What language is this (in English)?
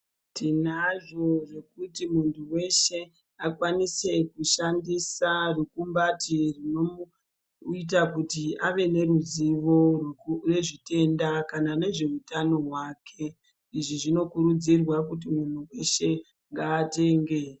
Ndau